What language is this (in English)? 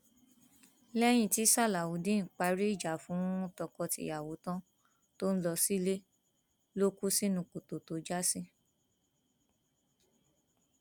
Yoruba